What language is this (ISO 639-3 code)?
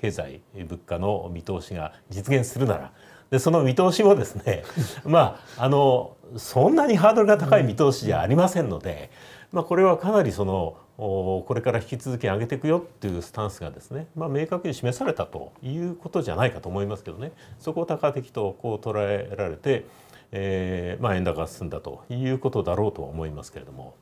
jpn